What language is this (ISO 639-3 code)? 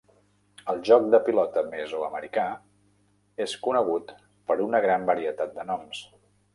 cat